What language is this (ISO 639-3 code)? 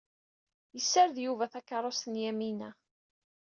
kab